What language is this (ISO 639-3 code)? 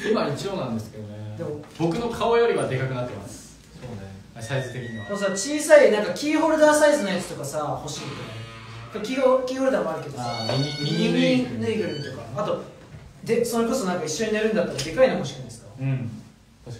jpn